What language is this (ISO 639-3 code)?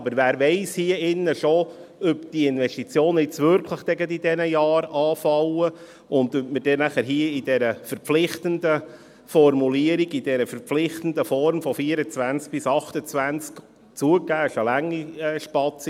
gsw